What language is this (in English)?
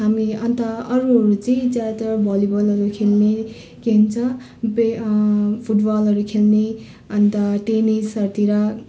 Nepali